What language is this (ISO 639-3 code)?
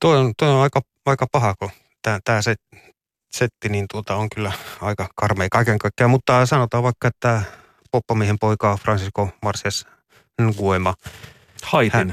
fin